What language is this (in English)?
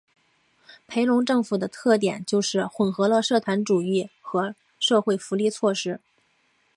Chinese